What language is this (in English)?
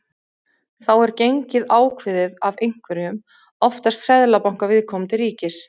Icelandic